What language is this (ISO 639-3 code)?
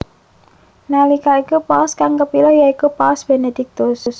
jav